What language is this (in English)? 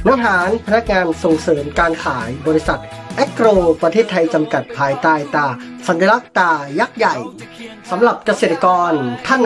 Thai